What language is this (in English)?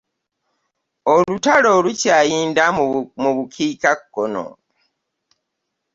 Ganda